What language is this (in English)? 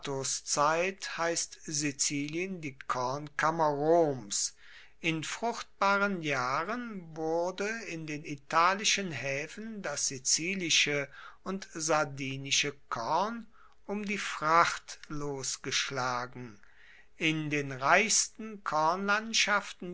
German